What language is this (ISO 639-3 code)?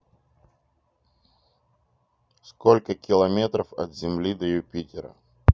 rus